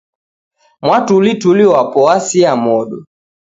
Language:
Taita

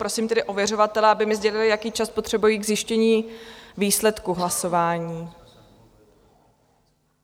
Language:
Czech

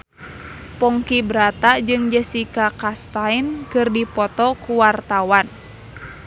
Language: Sundanese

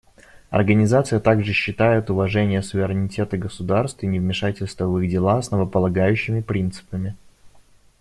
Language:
Russian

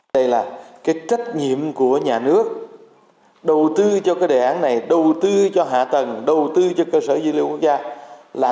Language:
Vietnamese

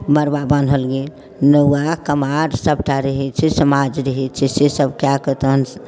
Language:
Maithili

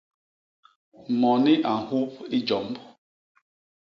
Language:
Basaa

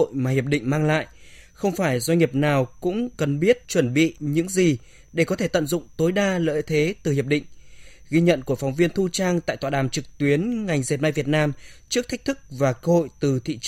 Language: Vietnamese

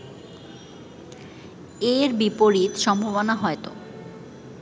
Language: Bangla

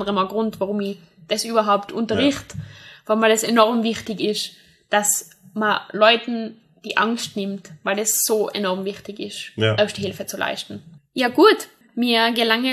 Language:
German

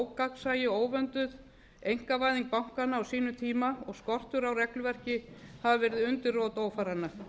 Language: Icelandic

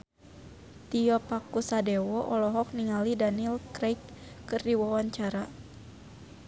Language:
Sundanese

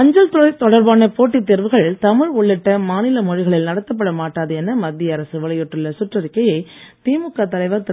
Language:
Tamil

